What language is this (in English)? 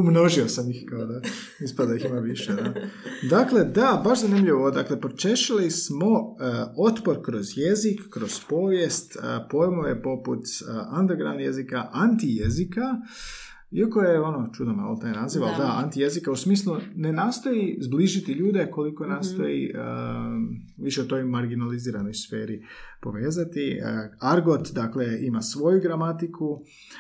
Croatian